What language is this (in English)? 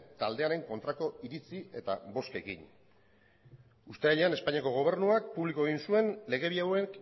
Basque